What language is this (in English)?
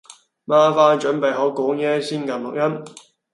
Cantonese